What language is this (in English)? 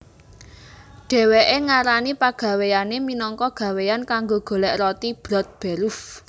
Javanese